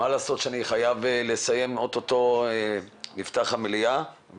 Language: Hebrew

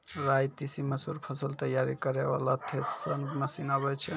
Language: Maithili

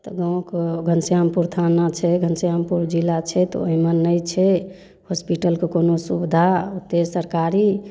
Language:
Maithili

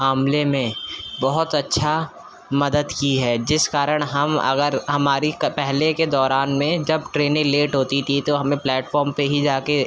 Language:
Urdu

